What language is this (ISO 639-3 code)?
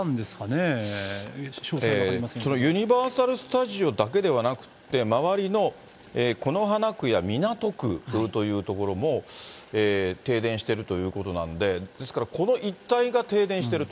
jpn